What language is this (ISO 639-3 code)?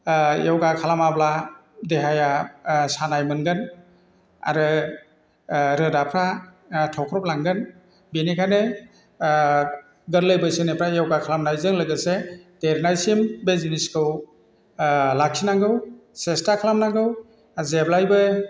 brx